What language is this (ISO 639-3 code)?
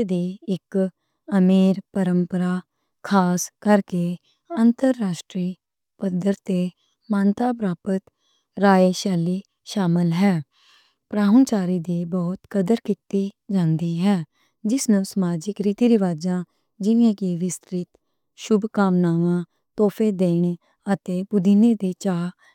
lah